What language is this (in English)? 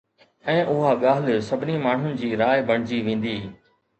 Sindhi